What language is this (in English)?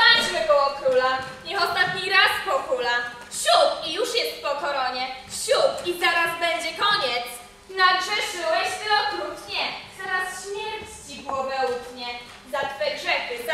Polish